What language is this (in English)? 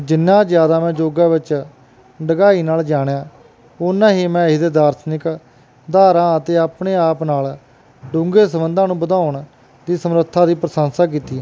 Punjabi